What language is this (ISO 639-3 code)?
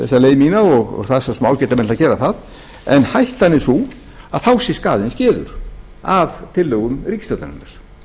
isl